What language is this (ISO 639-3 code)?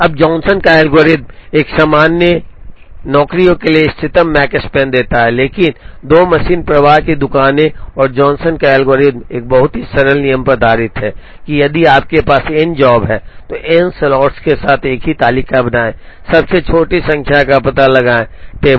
hin